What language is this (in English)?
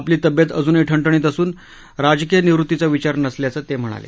Marathi